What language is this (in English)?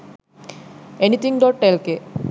Sinhala